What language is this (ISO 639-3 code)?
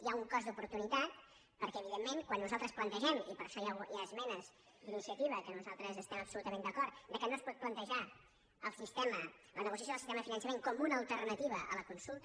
cat